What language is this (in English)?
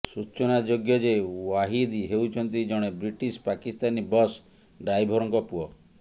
Odia